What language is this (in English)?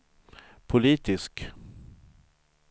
Swedish